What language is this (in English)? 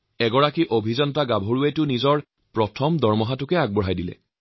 Assamese